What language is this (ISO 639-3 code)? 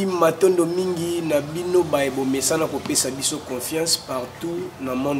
fra